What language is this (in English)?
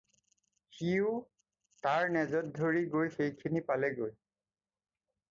Assamese